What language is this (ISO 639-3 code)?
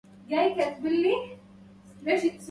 ara